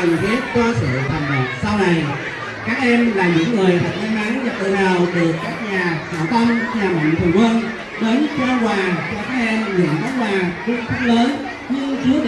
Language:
Vietnamese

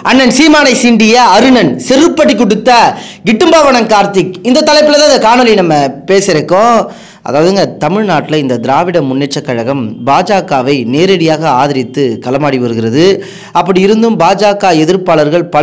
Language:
Thai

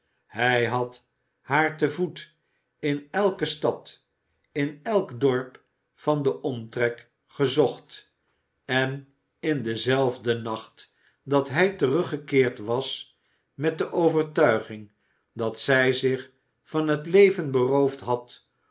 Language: Dutch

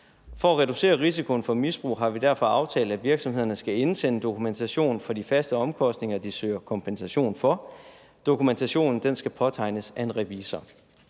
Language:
Danish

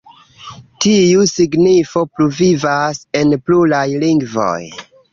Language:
Esperanto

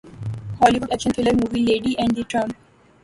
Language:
Urdu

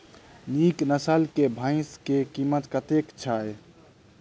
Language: Maithili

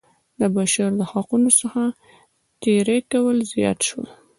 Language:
Pashto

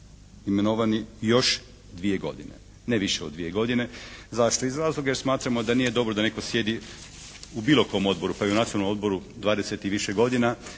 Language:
Croatian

